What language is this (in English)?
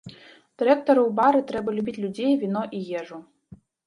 Belarusian